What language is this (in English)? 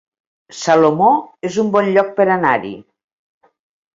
Catalan